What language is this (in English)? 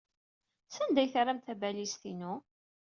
Kabyle